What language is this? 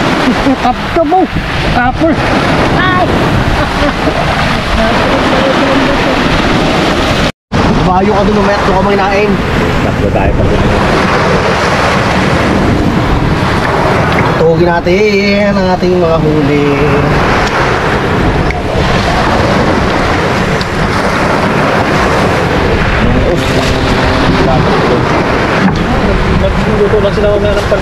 Filipino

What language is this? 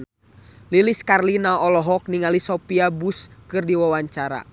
Sundanese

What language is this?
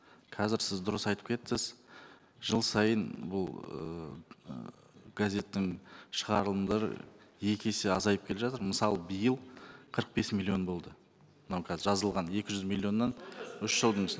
Kazakh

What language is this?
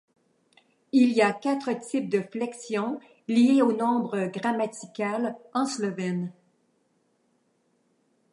French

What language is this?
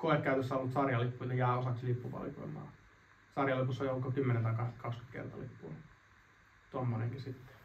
Finnish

